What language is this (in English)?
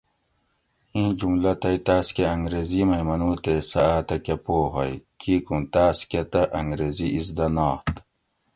Gawri